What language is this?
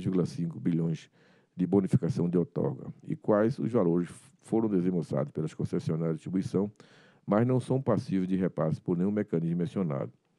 Portuguese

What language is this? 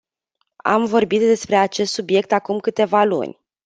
Romanian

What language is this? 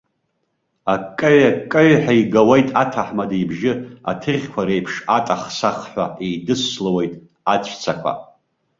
Abkhazian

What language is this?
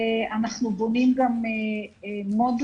Hebrew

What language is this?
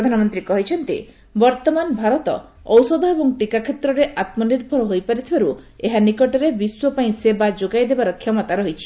Odia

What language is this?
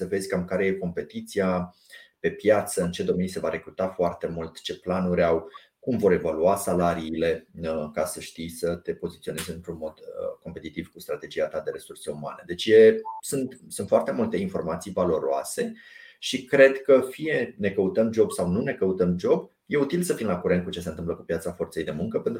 Romanian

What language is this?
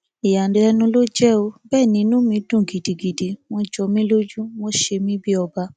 Yoruba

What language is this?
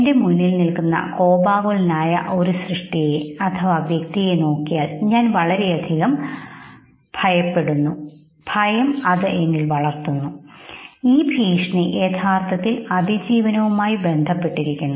Malayalam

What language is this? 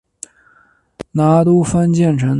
Chinese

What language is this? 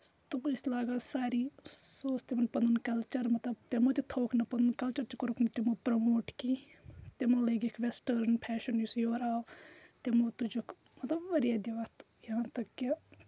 Kashmiri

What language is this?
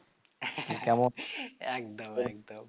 Bangla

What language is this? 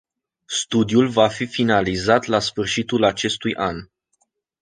Romanian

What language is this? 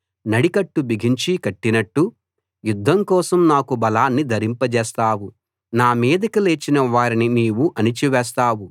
Telugu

